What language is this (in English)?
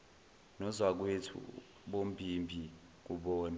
Zulu